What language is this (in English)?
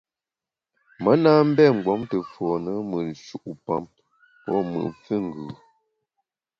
Bamun